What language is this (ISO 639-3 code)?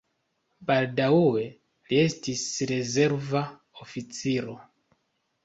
epo